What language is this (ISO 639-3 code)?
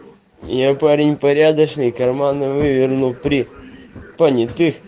rus